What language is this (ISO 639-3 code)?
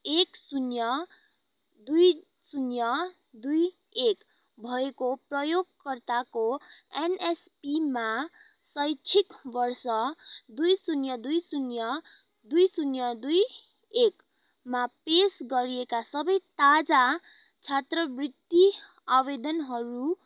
nep